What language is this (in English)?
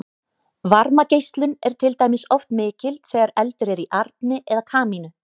Icelandic